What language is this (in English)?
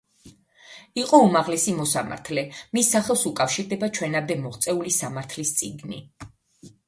Georgian